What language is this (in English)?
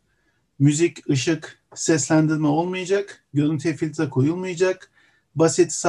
Turkish